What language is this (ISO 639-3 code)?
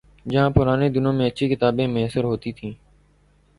urd